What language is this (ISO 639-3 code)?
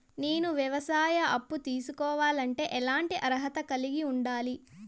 tel